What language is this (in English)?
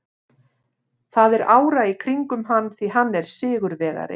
Icelandic